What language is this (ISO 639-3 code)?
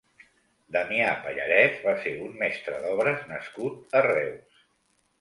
cat